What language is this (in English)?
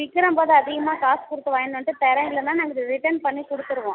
Tamil